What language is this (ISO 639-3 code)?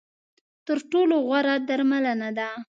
pus